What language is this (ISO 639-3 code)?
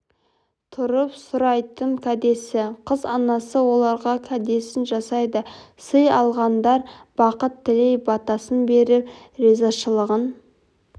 kaz